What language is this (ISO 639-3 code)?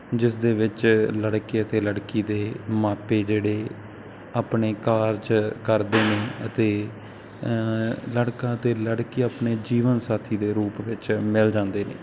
pan